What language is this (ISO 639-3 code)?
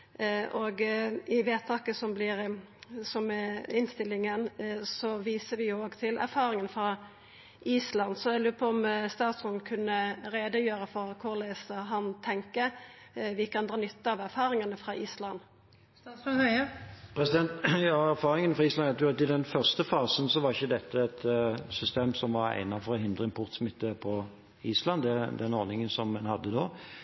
nor